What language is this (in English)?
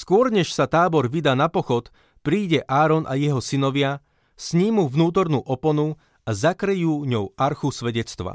Slovak